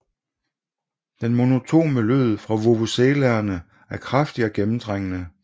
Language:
Danish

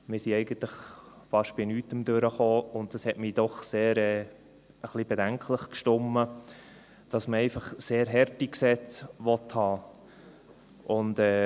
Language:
Swiss German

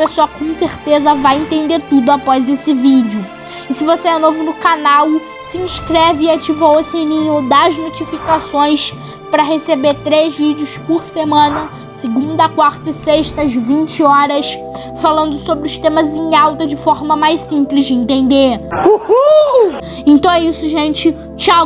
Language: Portuguese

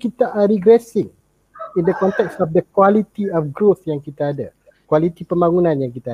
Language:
Malay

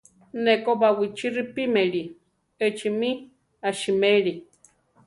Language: Central Tarahumara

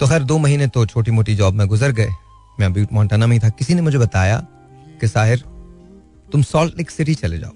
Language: Hindi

